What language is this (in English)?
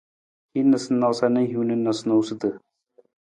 Nawdm